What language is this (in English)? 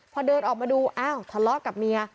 Thai